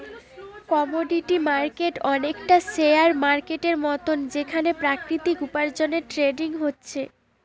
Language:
Bangla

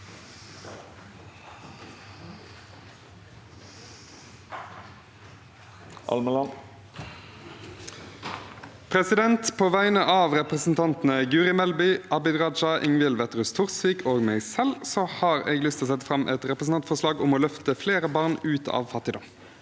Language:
Norwegian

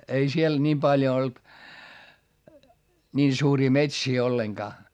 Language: Finnish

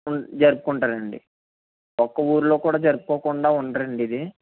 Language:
Telugu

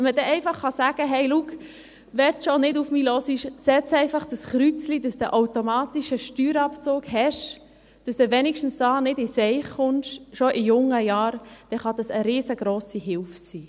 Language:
Swiss German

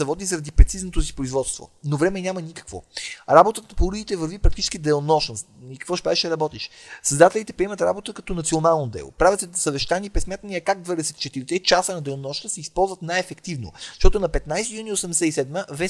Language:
Bulgarian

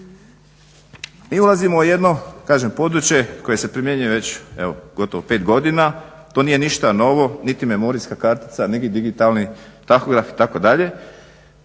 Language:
Croatian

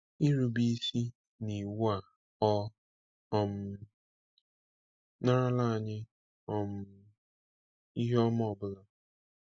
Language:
Igbo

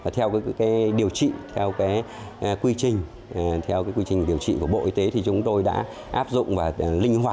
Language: Vietnamese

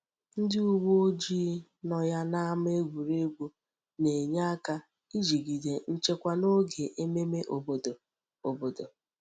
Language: Igbo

